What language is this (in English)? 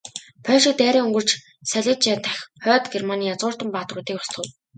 Mongolian